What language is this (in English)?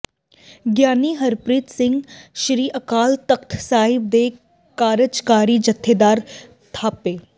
Punjabi